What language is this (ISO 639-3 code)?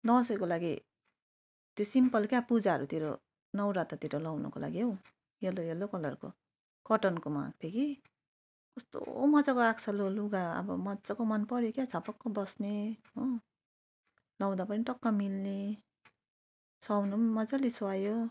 nep